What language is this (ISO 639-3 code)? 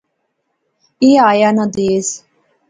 phr